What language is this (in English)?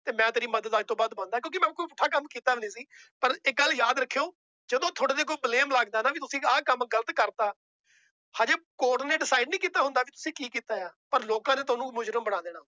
Punjabi